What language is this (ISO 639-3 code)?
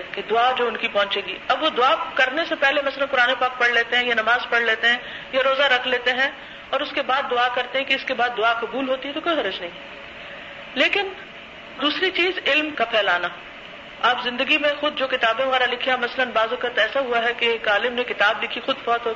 urd